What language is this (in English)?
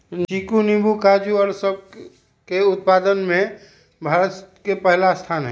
Magahi